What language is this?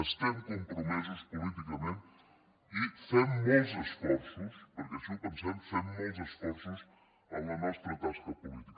Catalan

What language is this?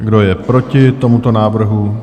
Czech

